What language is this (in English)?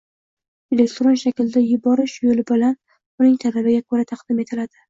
Uzbek